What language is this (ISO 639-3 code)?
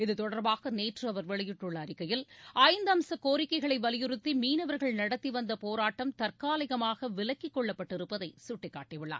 tam